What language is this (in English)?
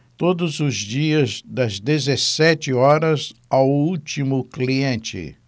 Portuguese